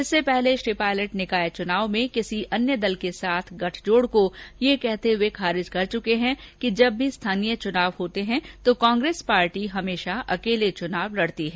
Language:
Hindi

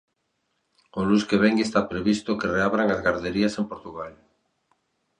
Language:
Galician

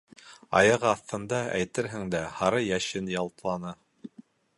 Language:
Bashkir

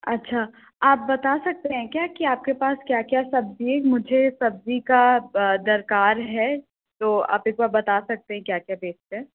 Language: Hindi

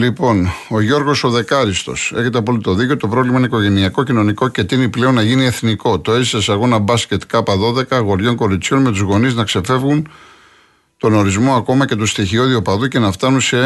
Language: Greek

